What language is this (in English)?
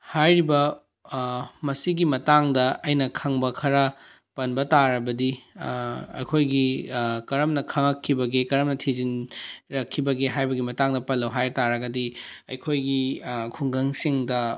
Manipuri